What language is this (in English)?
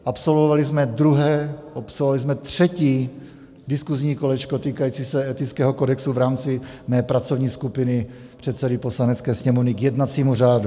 Czech